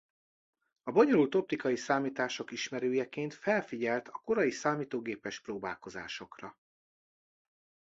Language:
Hungarian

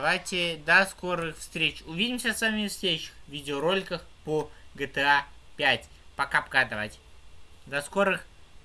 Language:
Russian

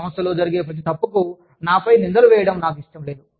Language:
Telugu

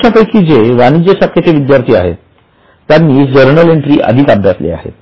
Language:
Marathi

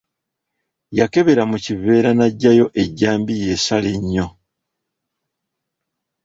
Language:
Ganda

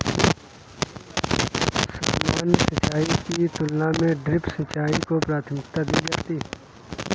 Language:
Hindi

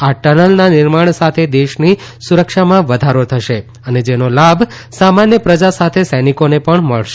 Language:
Gujarati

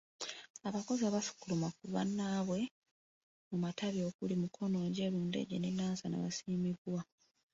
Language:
Ganda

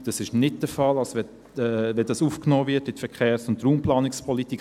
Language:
Swiss German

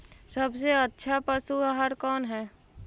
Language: Magahi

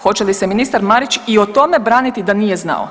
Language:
Croatian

